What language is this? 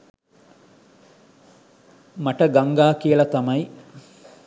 Sinhala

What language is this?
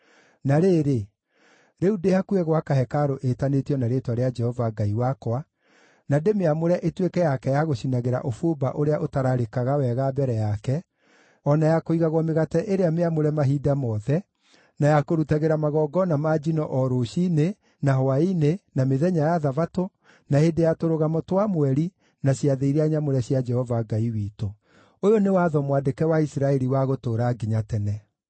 Kikuyu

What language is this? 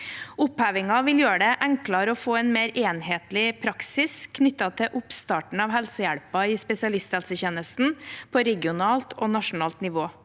Norwegian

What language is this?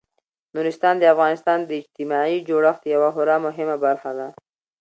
Pashto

